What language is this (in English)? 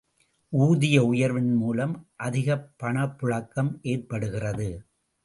Tamil